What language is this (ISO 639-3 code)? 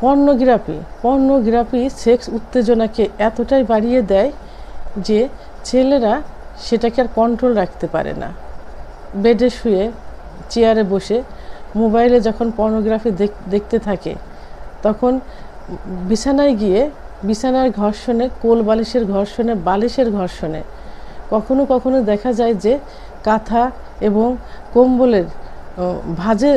tur